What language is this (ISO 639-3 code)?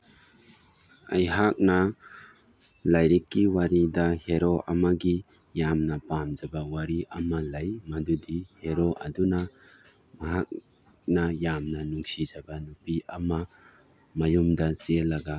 mni